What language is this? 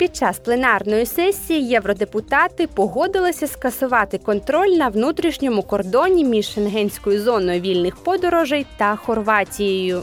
Ukrainian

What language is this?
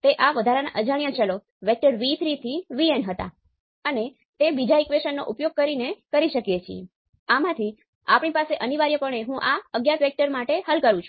Gujarati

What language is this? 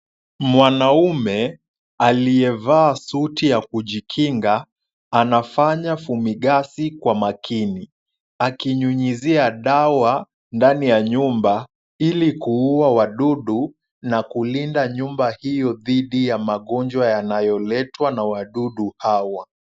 Swahili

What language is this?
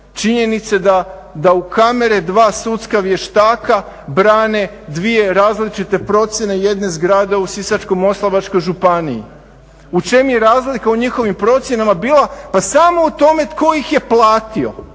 Croatian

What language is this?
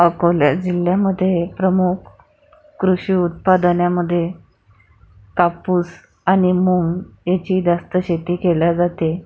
Marathi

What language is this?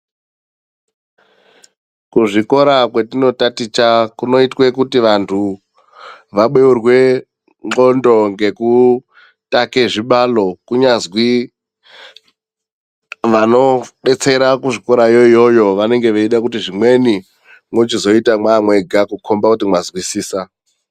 Ndau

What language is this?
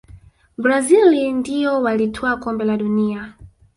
Swahili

